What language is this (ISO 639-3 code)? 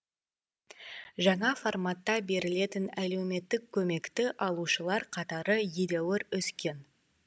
kaz